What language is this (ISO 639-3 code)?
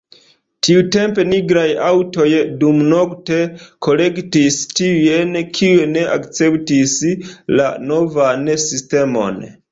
epo